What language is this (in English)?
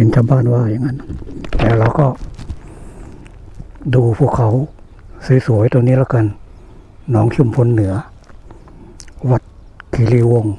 Thai